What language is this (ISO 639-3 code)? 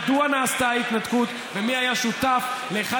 heb